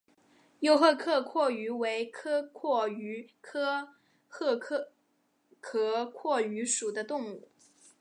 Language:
Chinese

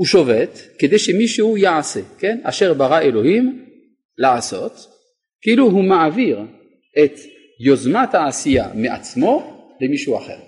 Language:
Hebrew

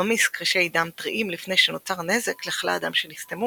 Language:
Hebrew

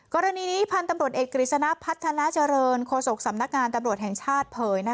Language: Thai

